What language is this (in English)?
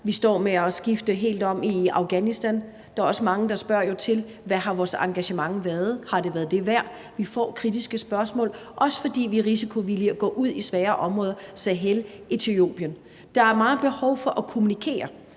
Danish